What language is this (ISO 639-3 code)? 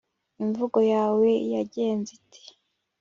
kin